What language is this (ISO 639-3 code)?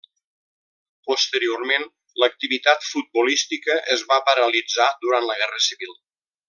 cat